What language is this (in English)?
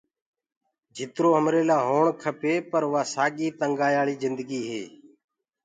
Gurgula